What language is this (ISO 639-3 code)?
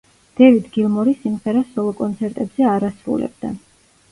kat